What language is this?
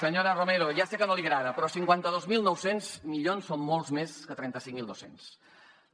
Catalan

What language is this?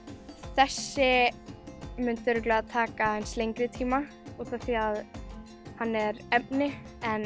Icelandic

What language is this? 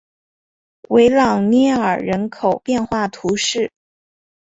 Chinese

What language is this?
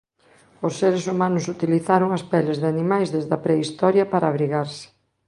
Galician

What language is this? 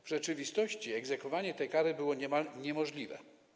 Polish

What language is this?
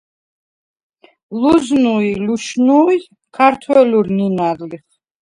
Svan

